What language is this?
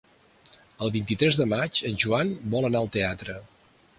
Catalan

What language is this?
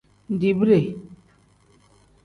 Tem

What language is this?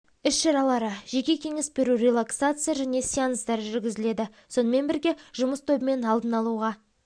Kazakh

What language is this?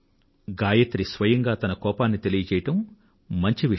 Telugu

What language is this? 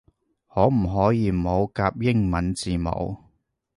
Cantonese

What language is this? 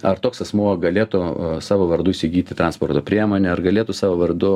Lithuanian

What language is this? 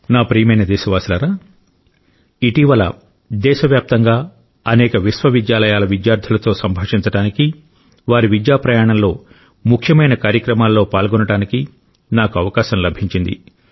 Telugu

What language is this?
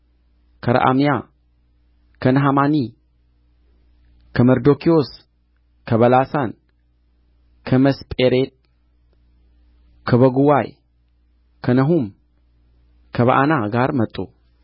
Amharic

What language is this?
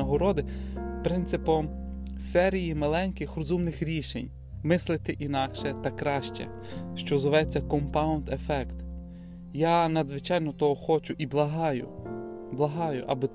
Ukrainian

